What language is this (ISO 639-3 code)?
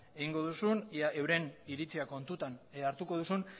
eus